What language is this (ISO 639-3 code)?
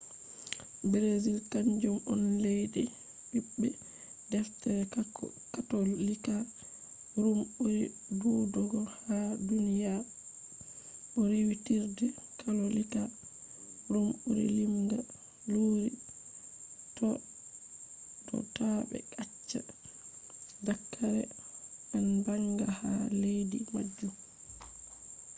ful